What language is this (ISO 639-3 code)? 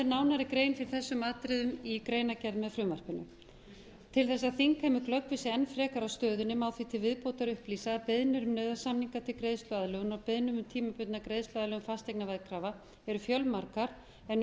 isl